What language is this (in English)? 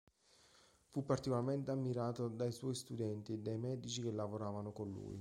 Italian